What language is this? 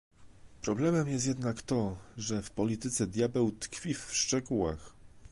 Polish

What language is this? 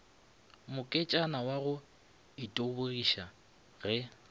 Northern Sotho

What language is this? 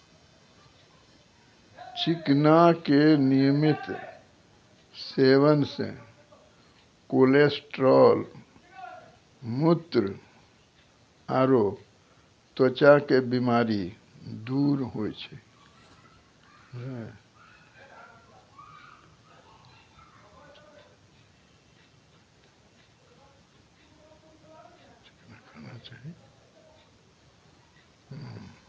Maithili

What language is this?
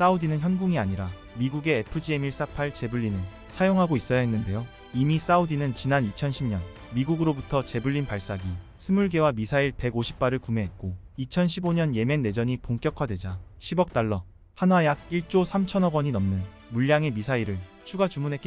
Korean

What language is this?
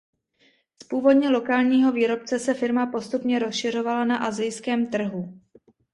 Czech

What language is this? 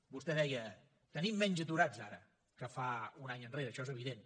Catalan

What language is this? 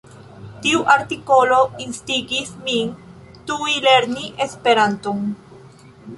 Esperanto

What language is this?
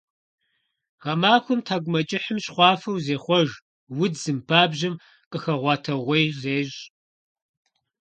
Kabardian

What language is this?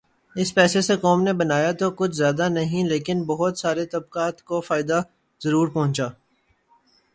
Urdu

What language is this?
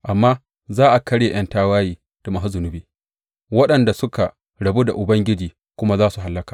Hausa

